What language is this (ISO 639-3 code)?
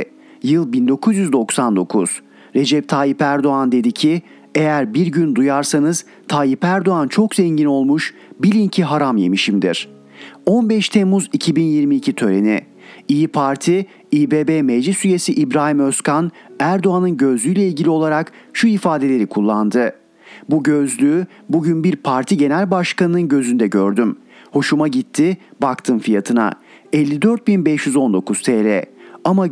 tur